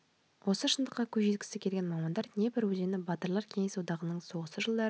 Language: Kazakh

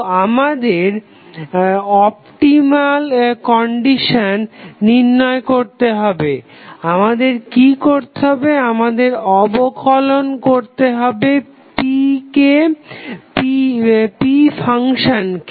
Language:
Bangla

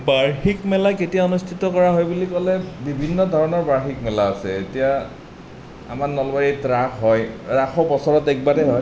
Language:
Assamese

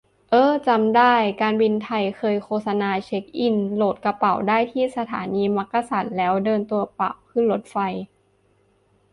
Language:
Thai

